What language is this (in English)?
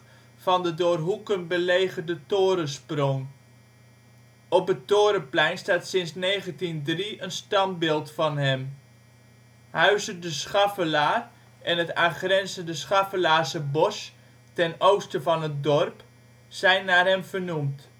Dutch